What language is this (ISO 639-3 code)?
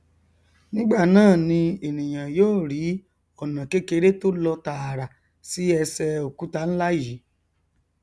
yor